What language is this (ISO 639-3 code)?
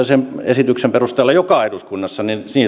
fin